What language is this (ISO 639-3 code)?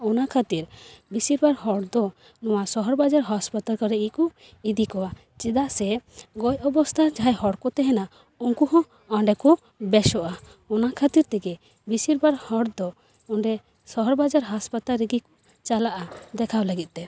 sat